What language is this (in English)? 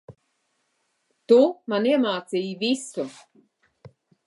Latvian